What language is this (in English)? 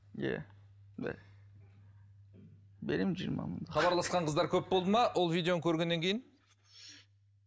Kazakh